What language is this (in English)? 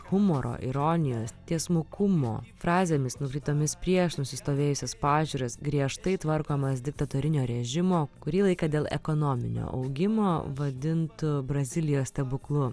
Lithuanian